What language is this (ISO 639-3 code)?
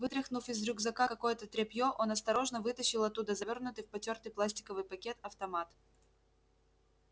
rus